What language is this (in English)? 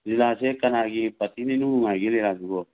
Manipuri